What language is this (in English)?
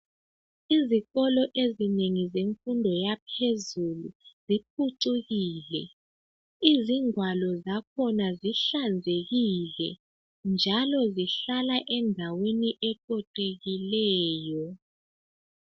North Ndebele